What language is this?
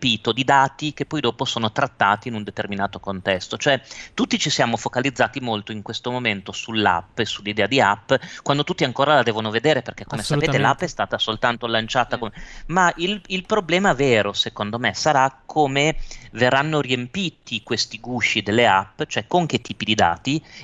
Italian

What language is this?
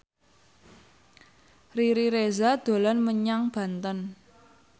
Javanese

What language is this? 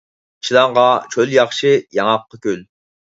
Uyghur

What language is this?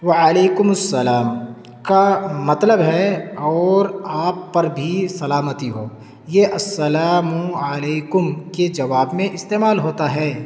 Urdu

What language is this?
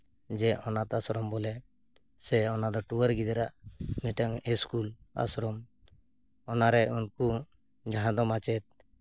Santali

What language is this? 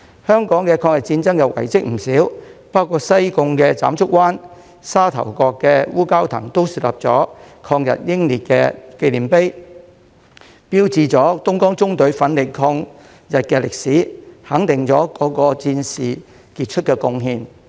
Cantonese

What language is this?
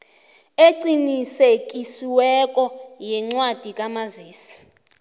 South Ndebele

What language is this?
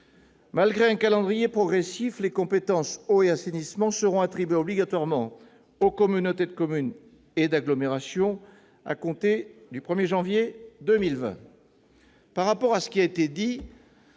French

